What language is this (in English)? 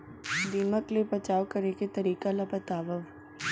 Chhattisgarhi